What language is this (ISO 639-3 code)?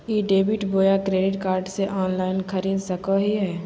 mag